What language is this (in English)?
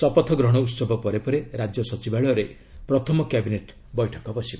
Odia